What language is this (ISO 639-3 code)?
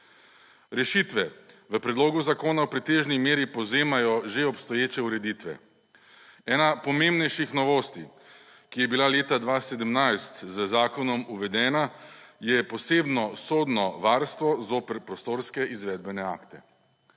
slv